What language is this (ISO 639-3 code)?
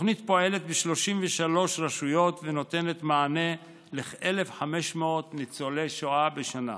heb